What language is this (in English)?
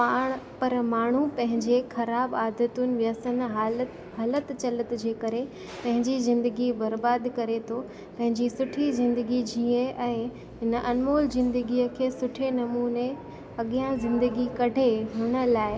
Sindhi